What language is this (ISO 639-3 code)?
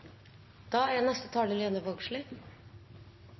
nno